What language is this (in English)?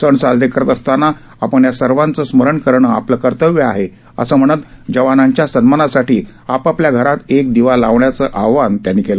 Marathi